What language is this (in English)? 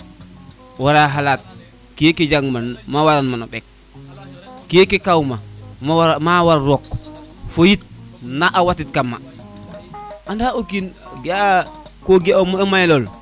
Serer